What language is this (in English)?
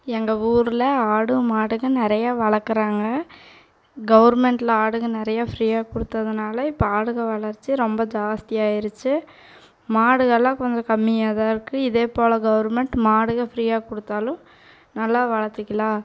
Tamil